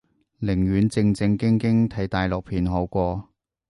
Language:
Cantonese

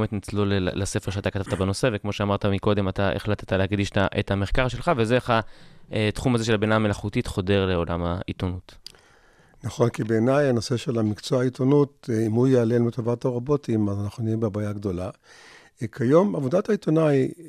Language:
Hebrew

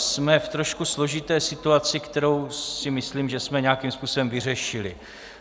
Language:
Czech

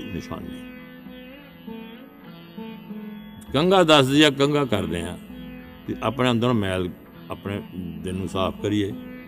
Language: Punjabi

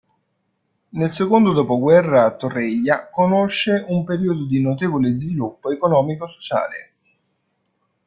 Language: Italian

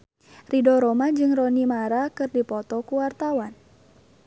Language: Sundanese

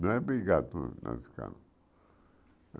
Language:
Portuguese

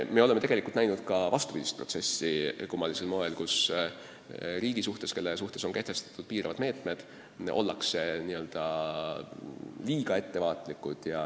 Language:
Estonian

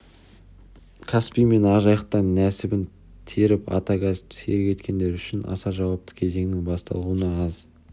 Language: Kazakh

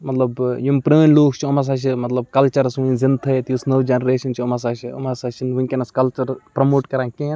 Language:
Kashmiri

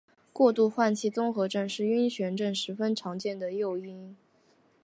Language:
Chinese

